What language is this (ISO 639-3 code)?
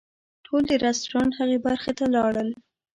pus